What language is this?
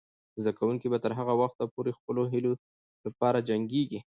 Pashto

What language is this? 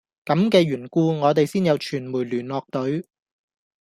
Cantonese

